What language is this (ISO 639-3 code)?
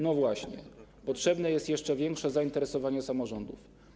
pol